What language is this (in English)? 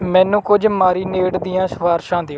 Punjabi